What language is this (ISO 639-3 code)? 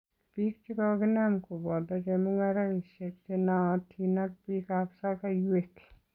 kln